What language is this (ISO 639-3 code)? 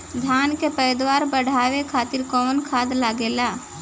bho